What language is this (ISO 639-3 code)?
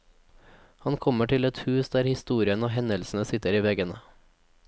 nor